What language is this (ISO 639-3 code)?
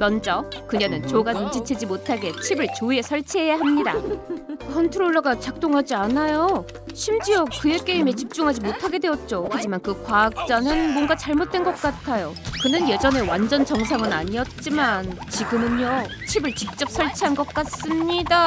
kor